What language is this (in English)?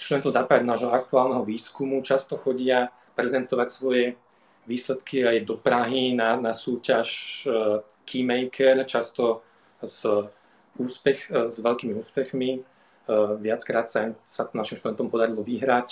Slovak